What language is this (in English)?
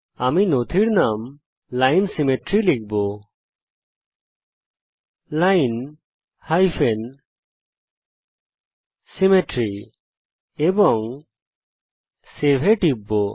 Bangla